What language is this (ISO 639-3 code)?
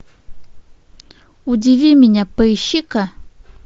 rus